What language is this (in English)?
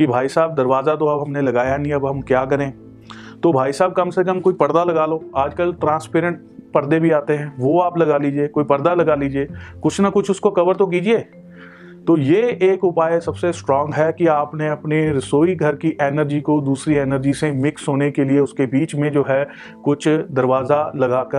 Hindi